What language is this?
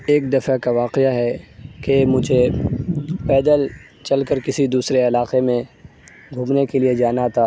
Urdu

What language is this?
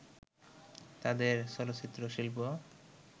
Bangla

